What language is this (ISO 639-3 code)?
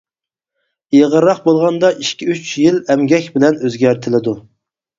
uig